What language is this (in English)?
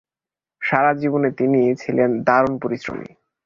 Bangla